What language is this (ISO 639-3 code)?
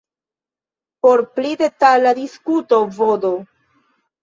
epo